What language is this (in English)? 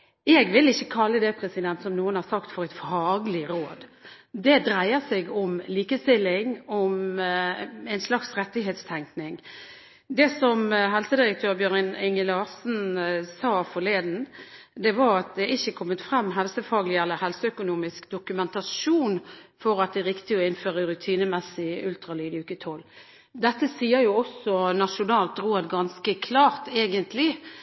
Norwegian Bokmål